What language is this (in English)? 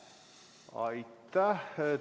Estonian